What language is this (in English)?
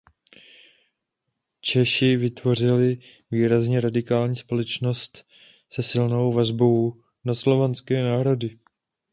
Czech